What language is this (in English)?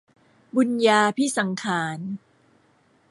Thai